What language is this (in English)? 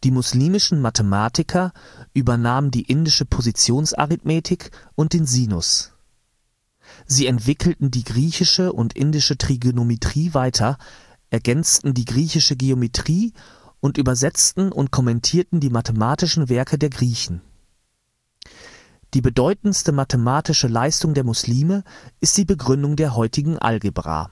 German